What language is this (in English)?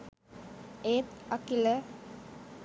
Sinhala